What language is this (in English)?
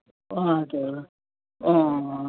Nepali